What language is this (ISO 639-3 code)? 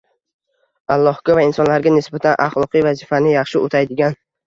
uzb